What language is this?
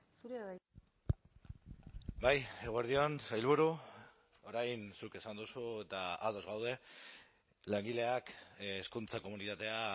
Basque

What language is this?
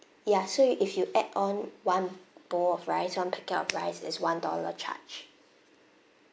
English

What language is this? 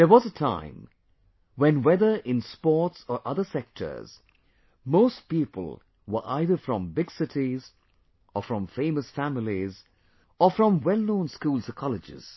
English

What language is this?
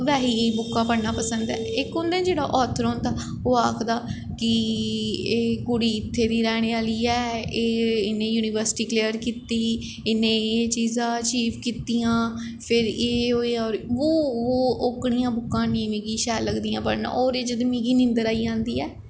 Dogri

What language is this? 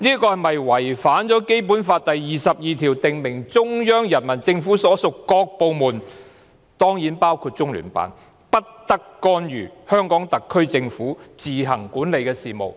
Cantonese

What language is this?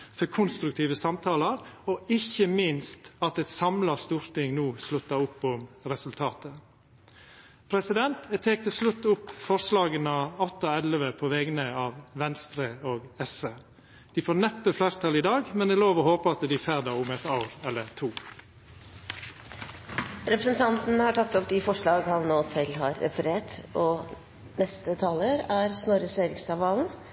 Norwegian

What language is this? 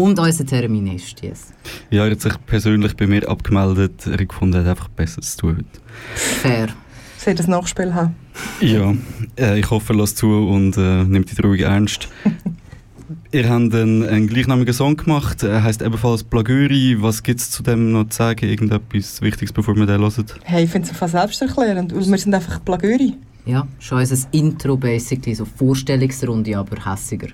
German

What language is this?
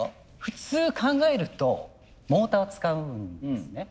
Japanese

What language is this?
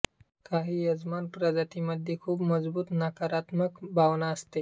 Marathi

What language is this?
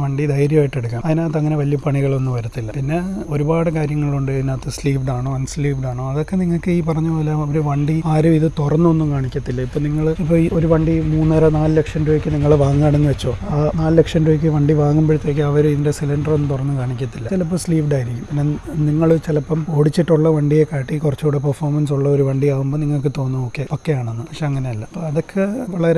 English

